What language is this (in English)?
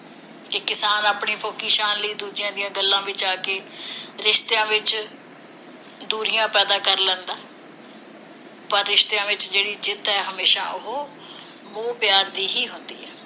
Punjabi